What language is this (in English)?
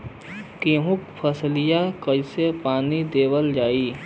Bhojpuri